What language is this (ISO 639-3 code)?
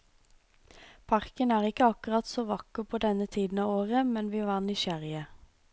nor